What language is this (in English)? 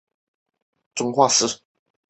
Chinese